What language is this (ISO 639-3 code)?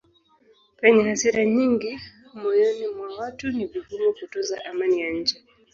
swa